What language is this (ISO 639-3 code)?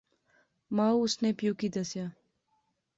phr